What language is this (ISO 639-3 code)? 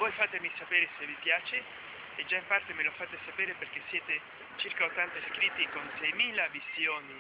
ita